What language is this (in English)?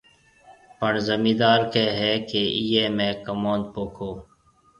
Marwari (Pakistan)